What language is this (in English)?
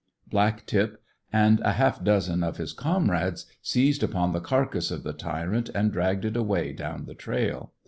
English